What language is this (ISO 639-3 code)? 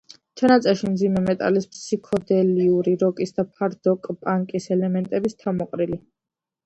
kat